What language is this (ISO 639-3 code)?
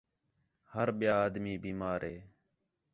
xhe